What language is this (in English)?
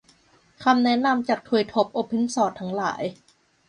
Thai